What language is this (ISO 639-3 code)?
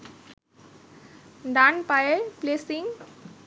ben